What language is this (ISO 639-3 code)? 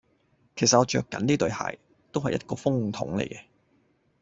yue